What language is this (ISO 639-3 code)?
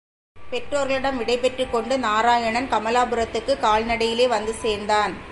tam